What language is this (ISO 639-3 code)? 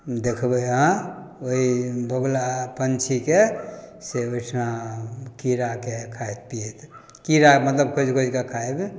mai